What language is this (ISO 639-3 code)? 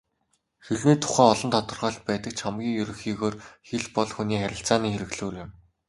mon